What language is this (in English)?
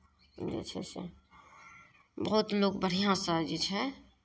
Maithili